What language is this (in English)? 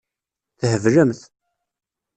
Kabyle